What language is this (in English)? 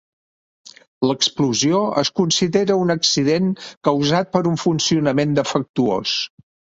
Catalan